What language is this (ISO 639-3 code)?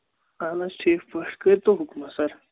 kas